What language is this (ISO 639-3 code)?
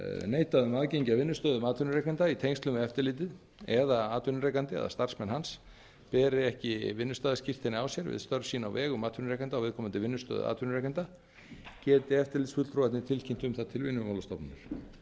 isl